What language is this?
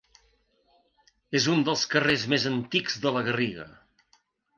Catalan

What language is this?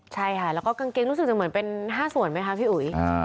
Thai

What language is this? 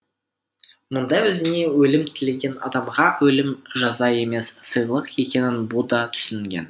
Kazakh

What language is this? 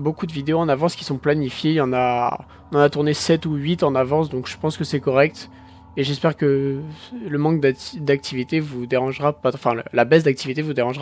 French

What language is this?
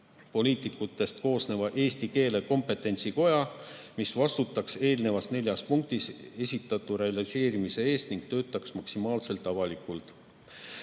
Estonian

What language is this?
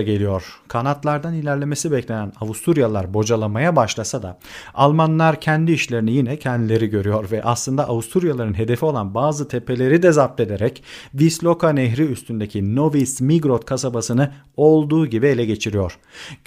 Turkish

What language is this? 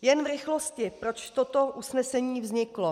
Czech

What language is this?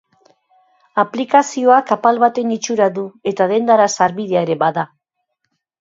Basque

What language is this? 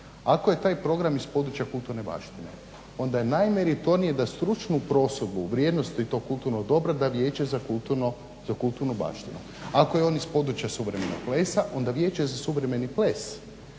Croatian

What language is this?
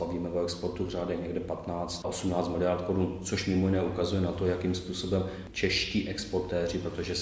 Czech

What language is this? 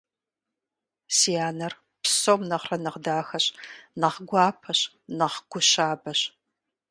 Kabardian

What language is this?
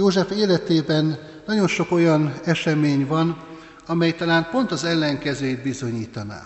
Hungarian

